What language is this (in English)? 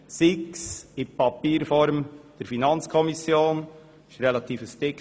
Swiss German